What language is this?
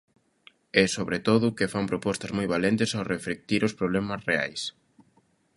Galician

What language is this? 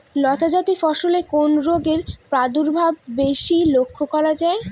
Bangla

